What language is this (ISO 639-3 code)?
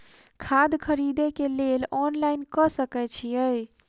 mai